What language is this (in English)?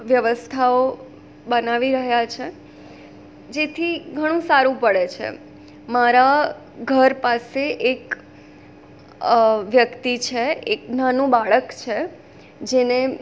Gujarati